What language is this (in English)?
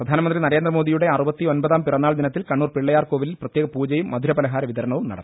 Malayalam